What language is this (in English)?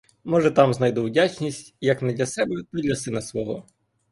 Ukrainian